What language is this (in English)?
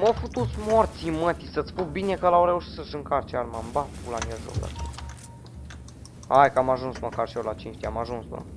Romanian